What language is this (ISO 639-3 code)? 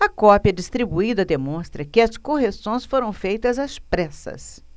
por